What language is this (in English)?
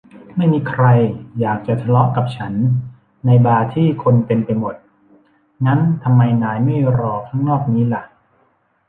Thai